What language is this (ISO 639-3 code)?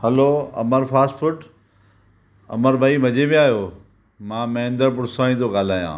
snd